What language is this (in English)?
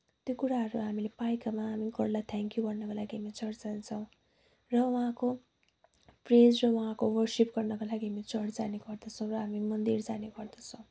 Nepali